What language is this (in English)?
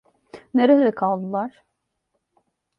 Turkish